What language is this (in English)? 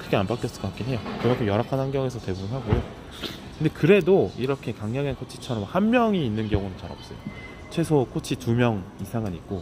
Korean